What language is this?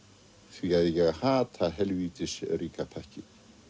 Icelandic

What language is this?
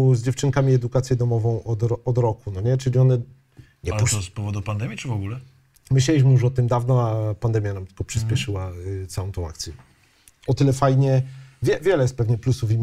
Polish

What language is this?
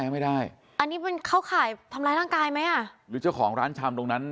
Thai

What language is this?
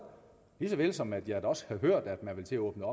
Danish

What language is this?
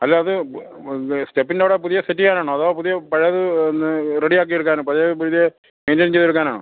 Malayalam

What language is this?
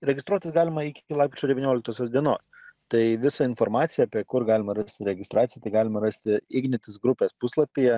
Lithuanian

